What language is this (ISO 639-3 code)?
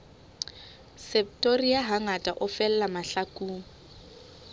sot